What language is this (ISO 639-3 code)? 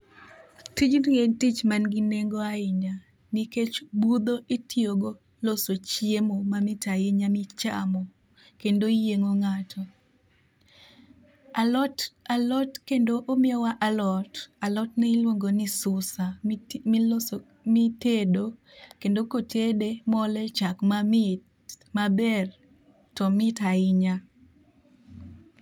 luo